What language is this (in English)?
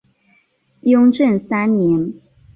Chinese